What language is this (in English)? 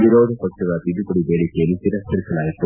Kannada